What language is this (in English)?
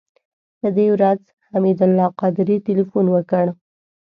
Pashto